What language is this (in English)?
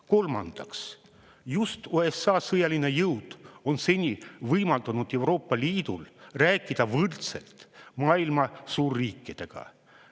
Estonian